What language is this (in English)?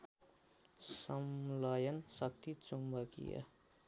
Nepali